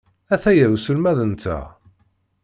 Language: Kabyle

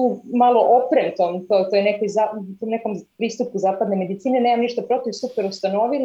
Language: Croatian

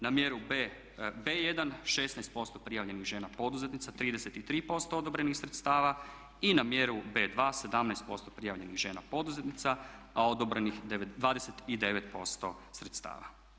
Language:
Croatian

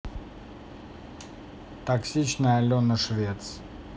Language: Russian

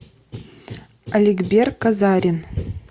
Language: Russian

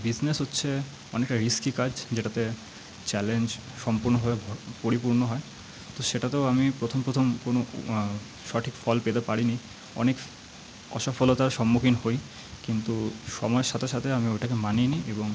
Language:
Bangla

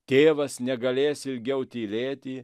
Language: Lithuanian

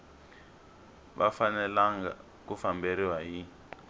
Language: Tsonga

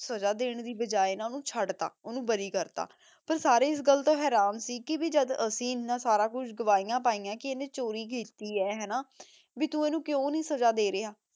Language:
Punjabi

